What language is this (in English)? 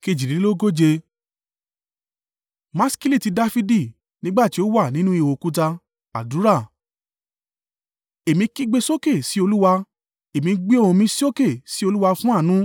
Yoruba